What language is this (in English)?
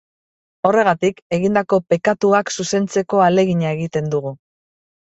Basque